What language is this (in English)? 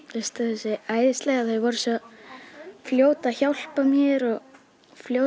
Icelandic